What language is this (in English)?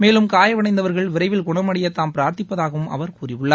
Tamil